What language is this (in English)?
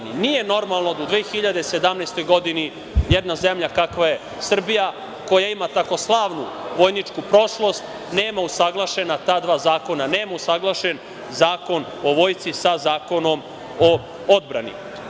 Serbian